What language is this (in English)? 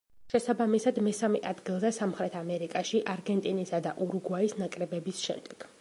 Georgian